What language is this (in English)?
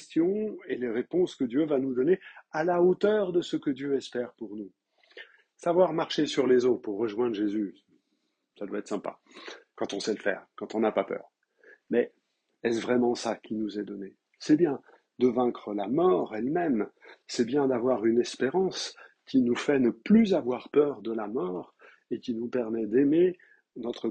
French